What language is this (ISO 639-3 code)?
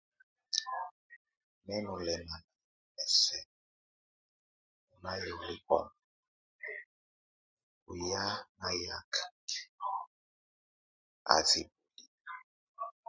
tvu